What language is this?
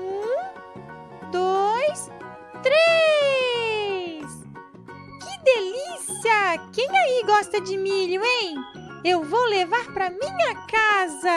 Portuguese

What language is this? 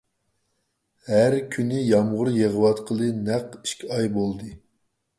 Uyghur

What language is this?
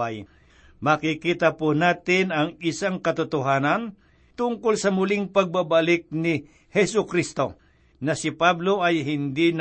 Filipino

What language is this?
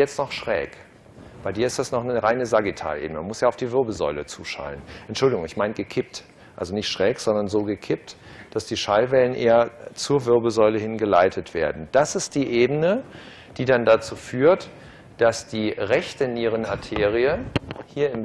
German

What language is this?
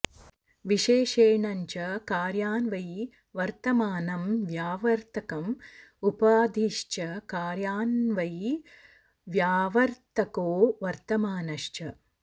Sanskrit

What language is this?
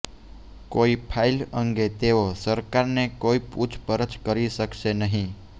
Gujarati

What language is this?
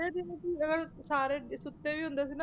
Punjabi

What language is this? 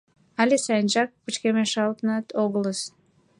Mari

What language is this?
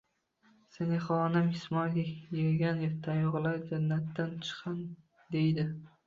Uzbek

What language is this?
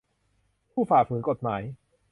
Thai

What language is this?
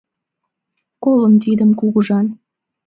Mari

